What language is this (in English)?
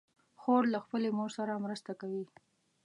Pashto